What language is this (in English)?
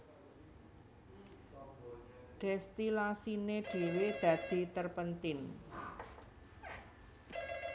Javanese